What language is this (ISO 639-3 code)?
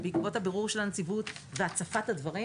heb